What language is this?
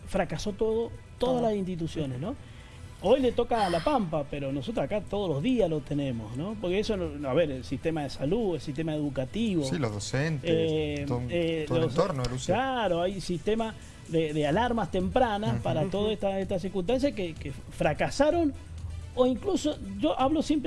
Spanish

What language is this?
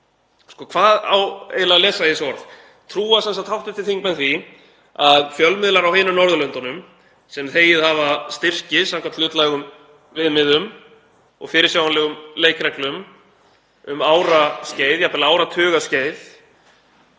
Icelandic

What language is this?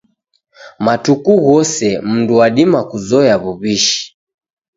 Taita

